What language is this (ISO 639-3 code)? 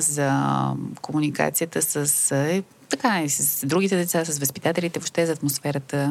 bul